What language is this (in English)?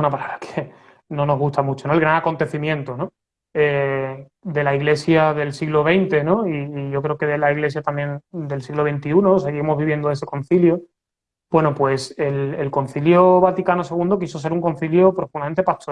Spanish